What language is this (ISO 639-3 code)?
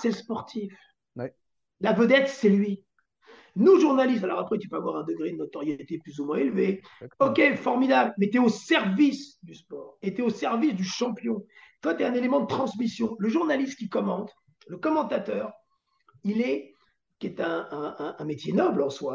fra